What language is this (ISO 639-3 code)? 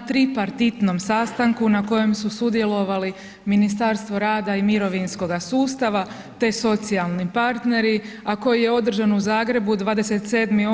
hrv